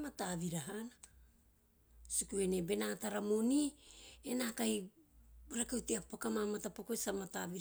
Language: Teop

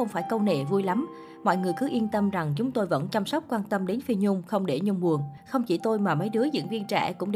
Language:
Vietnamese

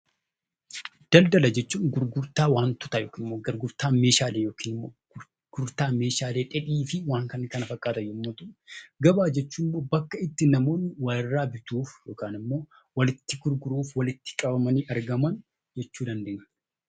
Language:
Oromo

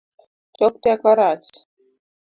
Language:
Luo (Kenya and Tanzania)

